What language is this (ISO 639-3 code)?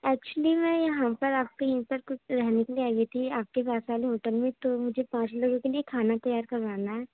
urd